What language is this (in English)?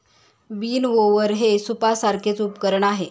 Marathi